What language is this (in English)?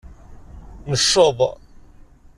Kabyle